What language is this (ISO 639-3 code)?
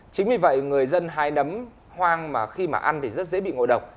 vie